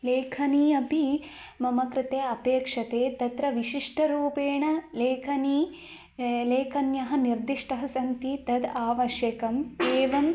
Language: Sanskrit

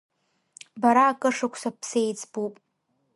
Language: Abkhazian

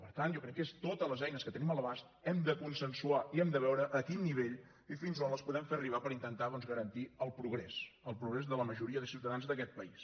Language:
Catalan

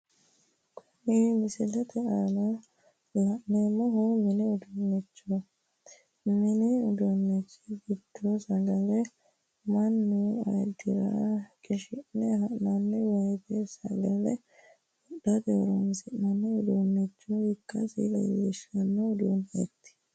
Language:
Sidamo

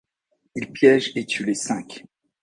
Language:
French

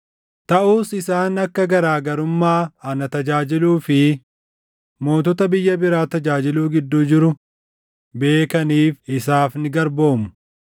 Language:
Oromo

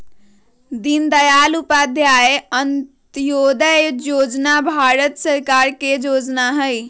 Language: Magahi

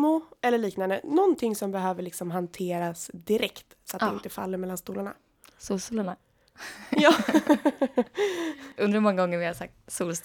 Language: Swedish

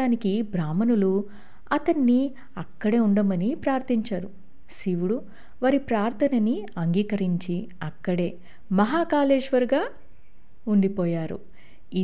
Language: Telugu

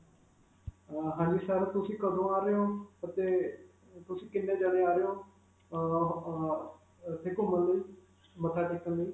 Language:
Punjabi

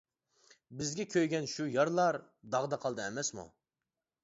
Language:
Uyghur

